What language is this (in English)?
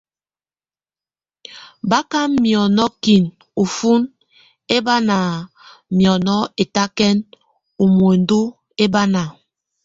Tunen